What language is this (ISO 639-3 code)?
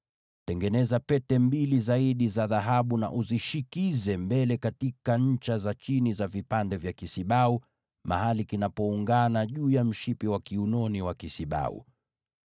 swa